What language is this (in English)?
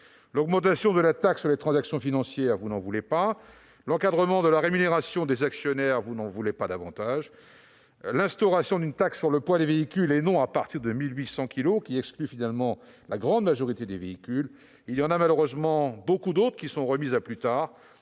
French